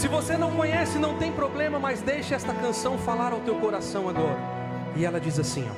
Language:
Portuguese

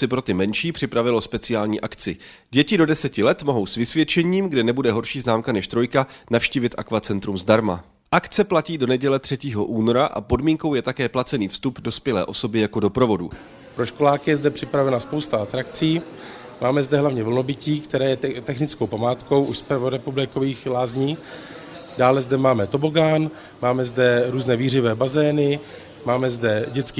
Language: Czech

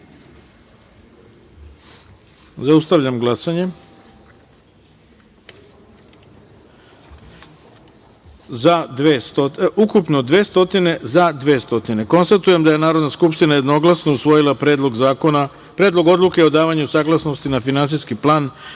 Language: Serbian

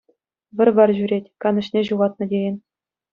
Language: Chuvash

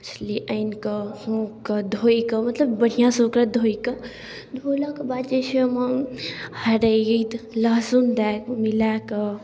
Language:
Maithili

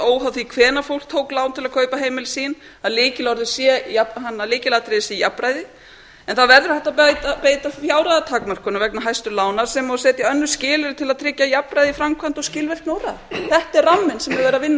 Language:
Icelandic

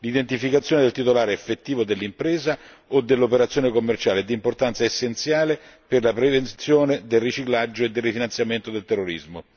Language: Italian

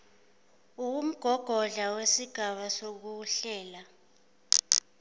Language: Zulu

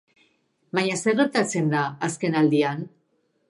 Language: Basque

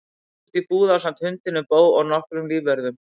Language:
Icelandic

